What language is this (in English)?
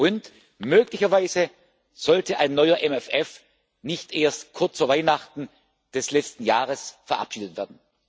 German